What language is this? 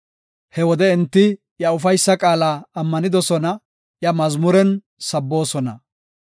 Gofa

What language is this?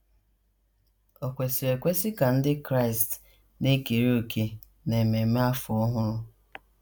Igbo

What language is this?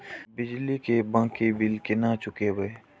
Maithili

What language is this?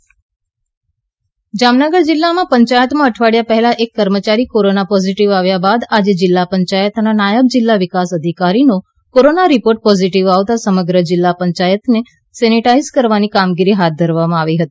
Gujarati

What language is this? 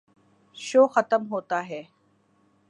Urdu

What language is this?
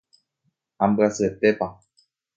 Guarani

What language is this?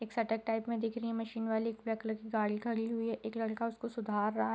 Hindi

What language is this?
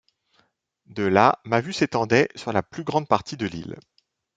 French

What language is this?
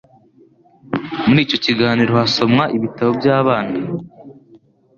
Kinyarwanda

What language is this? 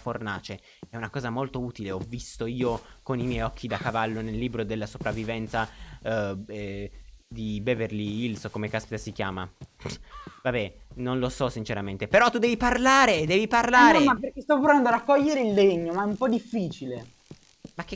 Italian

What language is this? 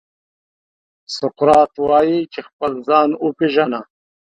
Pashto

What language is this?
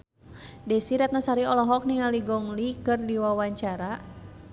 Sundanese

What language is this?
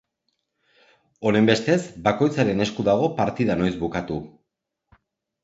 Basque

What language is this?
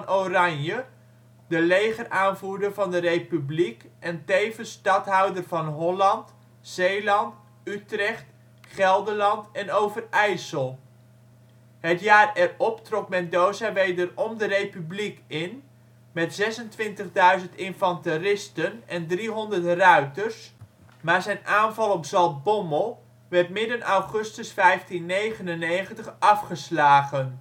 Dutch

